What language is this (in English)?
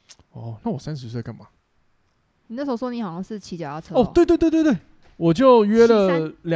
Chinese